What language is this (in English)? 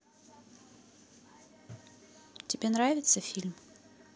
Russian